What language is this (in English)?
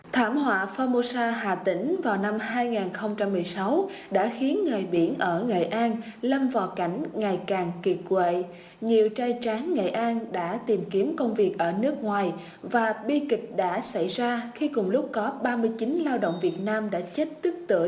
Vietnamese